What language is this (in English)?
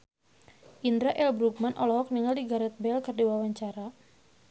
Sundanese